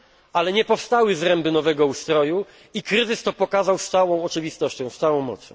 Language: Polish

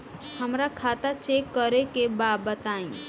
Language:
Bhojpuri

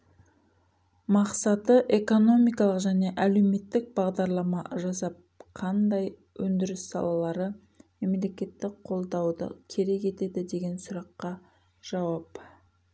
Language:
Kazakh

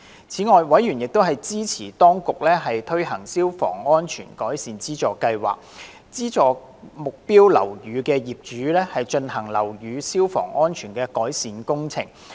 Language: Cantonese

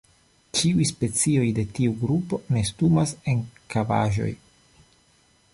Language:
Esperanto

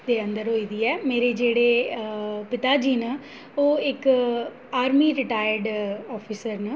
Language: Dogri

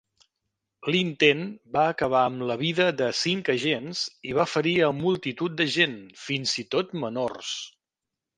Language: Catalan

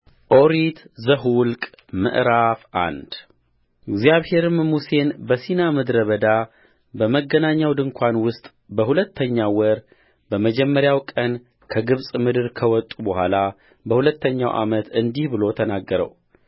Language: Amharic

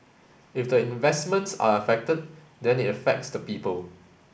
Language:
English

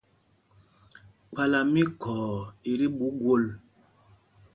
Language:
Mpumpong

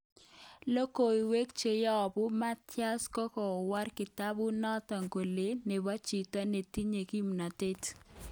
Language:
Kalenjin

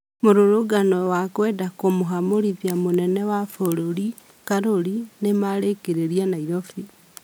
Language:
Kikuyu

